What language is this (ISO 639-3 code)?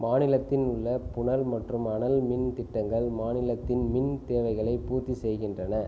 tam